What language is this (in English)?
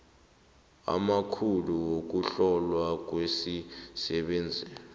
South Ndebele